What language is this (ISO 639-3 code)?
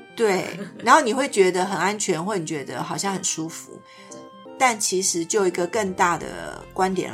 zho